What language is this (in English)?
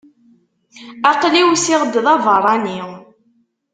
Kabyle